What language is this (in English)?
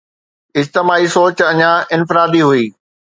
Sindhi